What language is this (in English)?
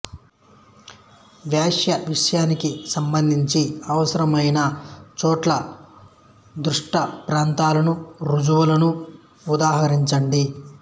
Telugu